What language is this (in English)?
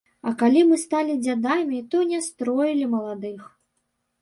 Belarusian